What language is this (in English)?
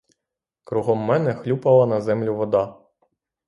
Ukrainian